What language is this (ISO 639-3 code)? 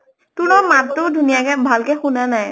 asm